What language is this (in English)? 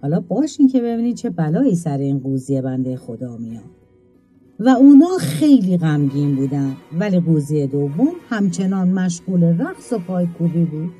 Persian